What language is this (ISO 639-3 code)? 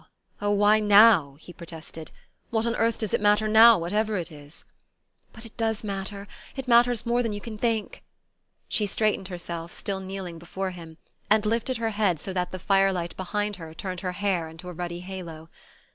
eng